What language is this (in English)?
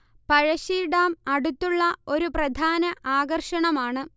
Malayalam